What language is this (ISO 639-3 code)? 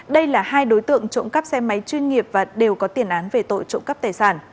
vie